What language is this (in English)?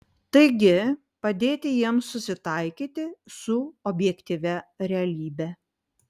Lithuanian